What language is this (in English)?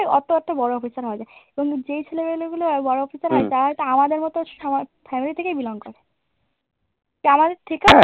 Bangla